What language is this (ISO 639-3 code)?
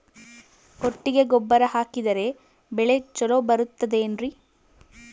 kan